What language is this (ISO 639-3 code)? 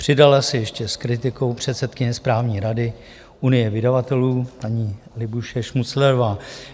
ces